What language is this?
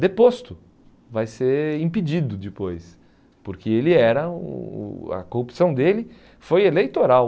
Portuguese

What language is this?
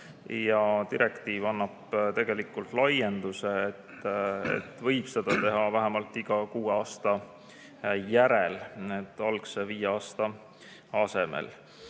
Estonian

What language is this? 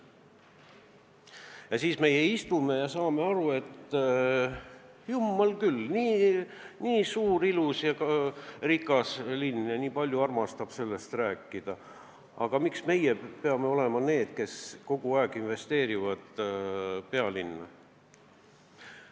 Estonian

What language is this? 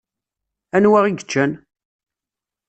Kabyle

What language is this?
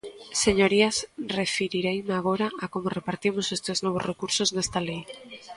Galician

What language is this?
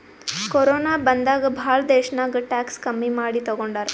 Kannada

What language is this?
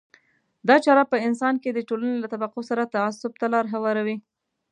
Pashto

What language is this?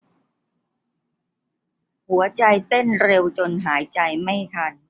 Thai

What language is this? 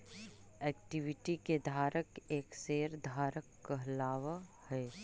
Magahi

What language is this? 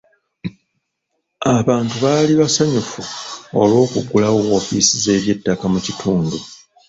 Ganda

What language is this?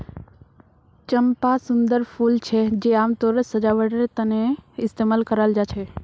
Magahi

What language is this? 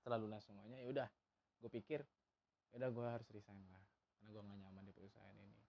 Indonesian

